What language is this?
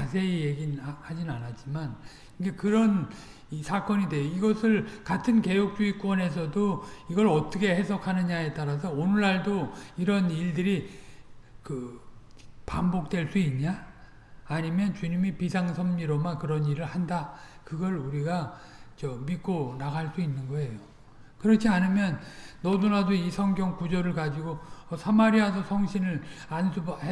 Korean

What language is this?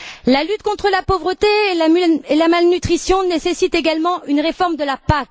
French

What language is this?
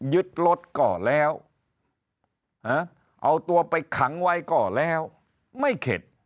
Thai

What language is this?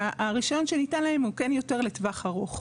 Hebrew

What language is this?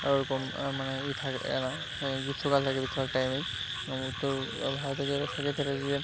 Bangla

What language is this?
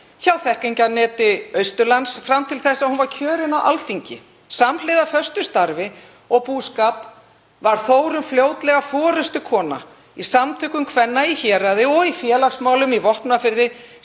Icelandic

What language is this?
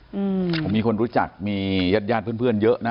Thai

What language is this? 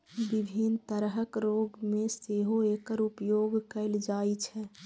Maithili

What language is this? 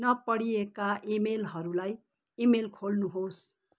Nepali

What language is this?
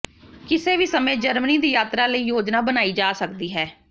Punjabi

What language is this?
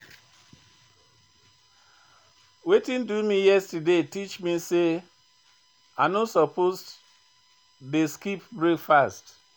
Nigerian Pidgin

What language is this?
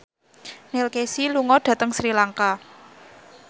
Javanese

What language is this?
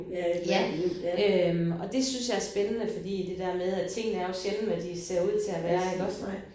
Danish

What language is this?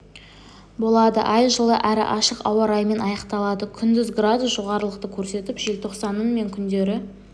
Kazakh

